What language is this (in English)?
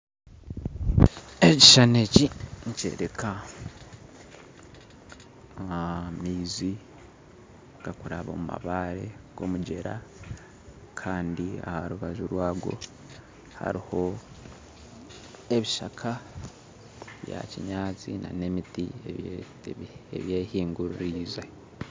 Nyankole